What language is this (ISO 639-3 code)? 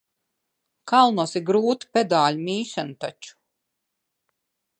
lav